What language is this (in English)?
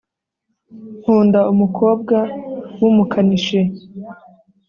Kinyarwanda